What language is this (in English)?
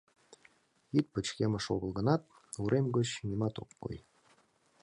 Mari